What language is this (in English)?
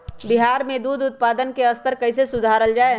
Magahi